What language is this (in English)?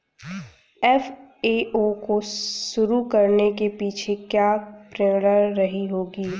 Hindi